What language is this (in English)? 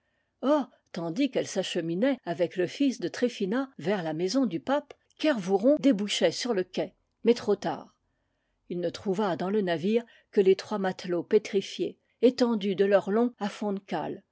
French